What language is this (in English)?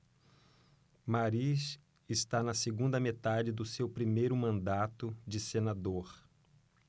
Portuguese